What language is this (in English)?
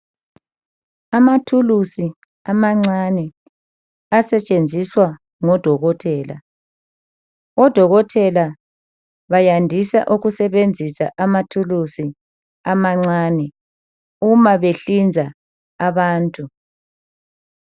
North Ndebele